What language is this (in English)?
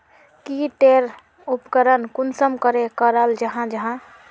Magahi